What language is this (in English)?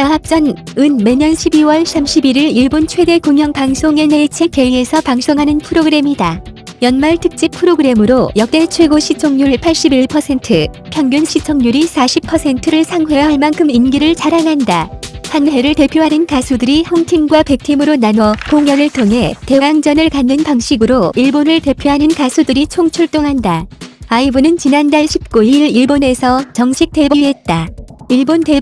Korean